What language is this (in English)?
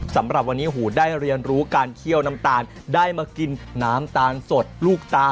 Thai